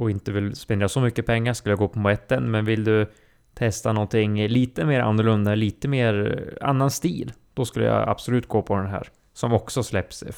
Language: Swedish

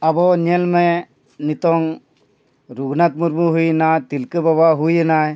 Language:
Santali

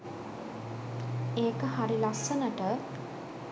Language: Sinhala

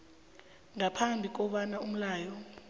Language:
South Ndebele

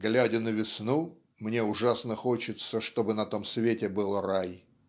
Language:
Russian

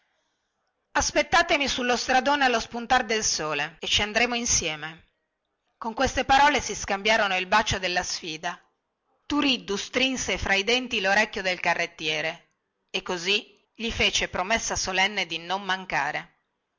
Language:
Italian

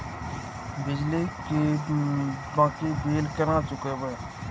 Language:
Maithili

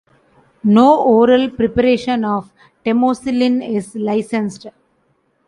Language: English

